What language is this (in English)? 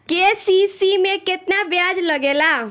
Bhojpuri